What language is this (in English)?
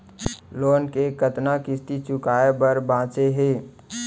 Chhattisgarhi